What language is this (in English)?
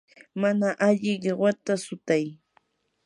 Yanahuanca Pasco Quechua